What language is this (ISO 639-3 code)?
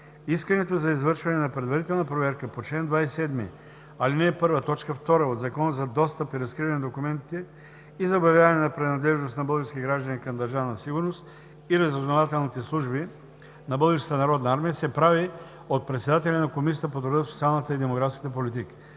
bul